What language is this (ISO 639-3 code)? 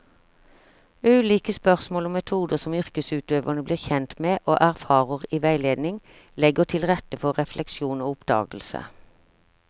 nor